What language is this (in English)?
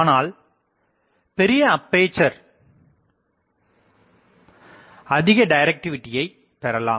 Tamil